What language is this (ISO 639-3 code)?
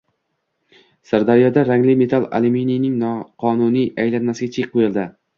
uzb